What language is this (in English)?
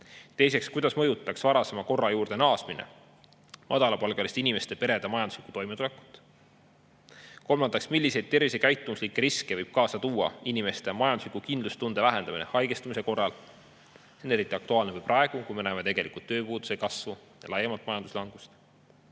Estonian